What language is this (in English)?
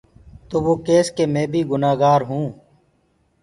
Gurgula